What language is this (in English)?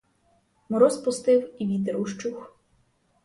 Ukrainian